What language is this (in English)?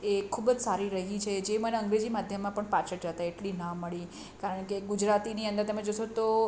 Gujarati